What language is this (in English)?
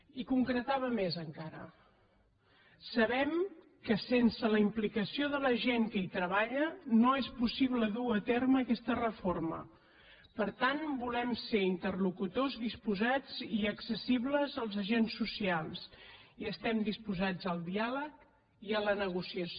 Catalan